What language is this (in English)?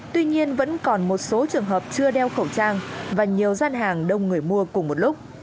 Vietnamese